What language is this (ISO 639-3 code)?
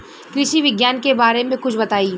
bho